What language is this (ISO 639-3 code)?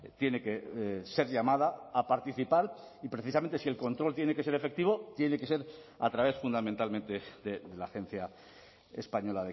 spa